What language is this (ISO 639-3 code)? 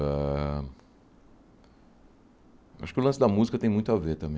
por